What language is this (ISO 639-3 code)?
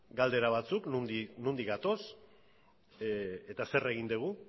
eus